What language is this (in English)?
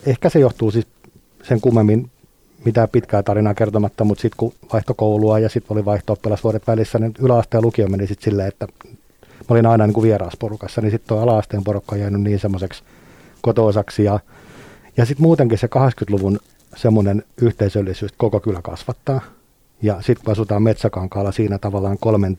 Finnish